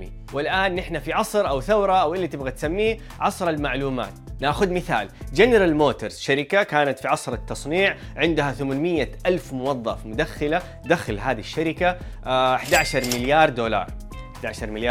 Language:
Arabic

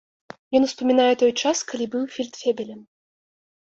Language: Belarusian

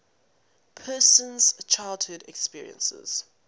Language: English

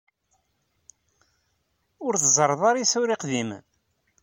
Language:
Kabyle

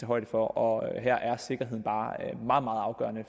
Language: Danish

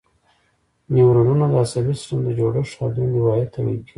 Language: Pashto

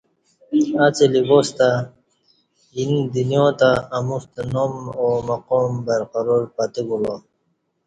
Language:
Kati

